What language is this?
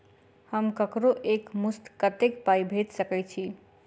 Maithili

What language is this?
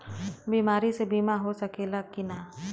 Bhojpuri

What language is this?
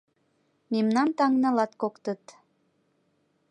Mari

